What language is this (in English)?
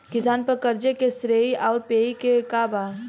Bhojpuri